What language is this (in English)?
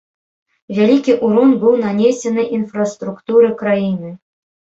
Belarusian